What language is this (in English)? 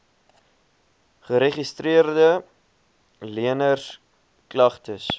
Afrikaans